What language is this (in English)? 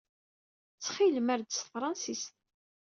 Kabyle